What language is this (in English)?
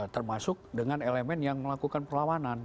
Indonesian